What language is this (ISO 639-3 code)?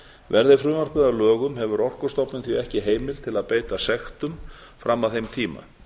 isl